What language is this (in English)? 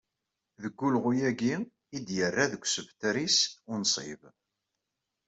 Kabyle